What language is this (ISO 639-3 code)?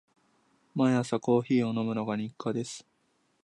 jpn